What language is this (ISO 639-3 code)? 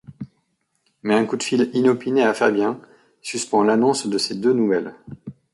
fra